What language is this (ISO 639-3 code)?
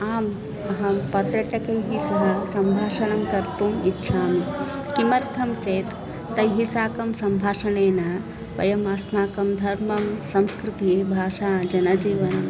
san